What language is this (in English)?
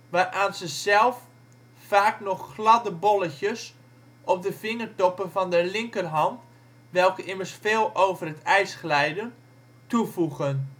Dutch